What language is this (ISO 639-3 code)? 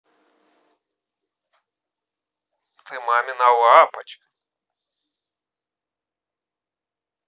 rus